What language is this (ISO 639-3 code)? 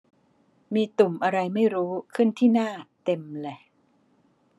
tha